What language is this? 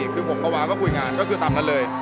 Thai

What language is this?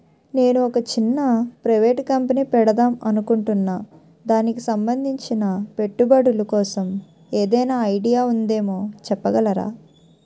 Telugu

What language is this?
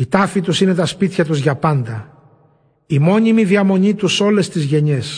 Greek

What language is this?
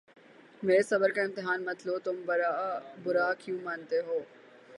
Urdu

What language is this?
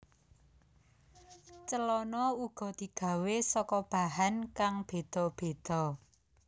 Javanese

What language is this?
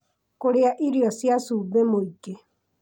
Kikuyu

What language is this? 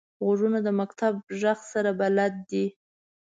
Pashto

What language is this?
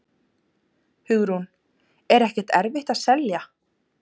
Icelandic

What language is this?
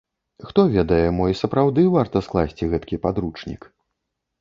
Belarusian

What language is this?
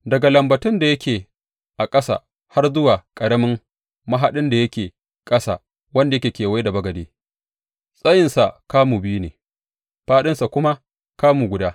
Hausa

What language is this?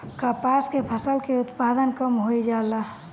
Bhojpuri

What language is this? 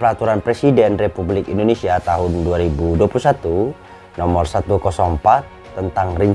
Indonesian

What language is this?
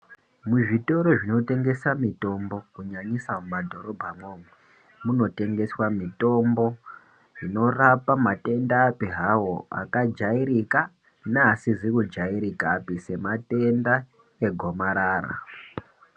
Ndau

